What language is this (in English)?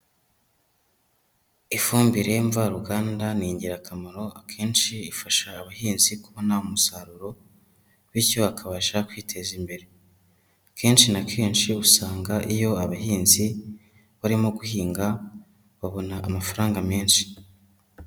Kinyarwanda